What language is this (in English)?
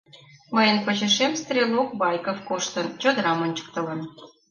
Mari